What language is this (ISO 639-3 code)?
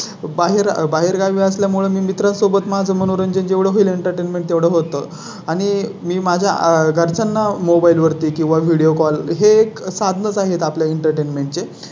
mar